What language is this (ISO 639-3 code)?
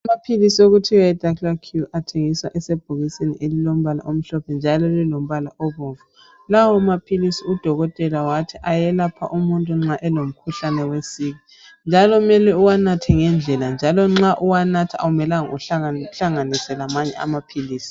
nde